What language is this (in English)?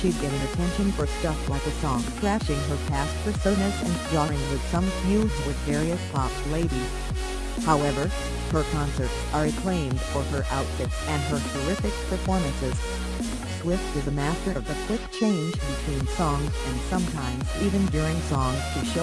English